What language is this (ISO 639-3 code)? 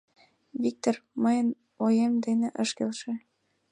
chm